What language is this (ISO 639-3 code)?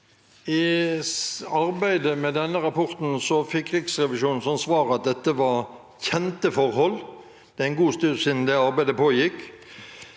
nor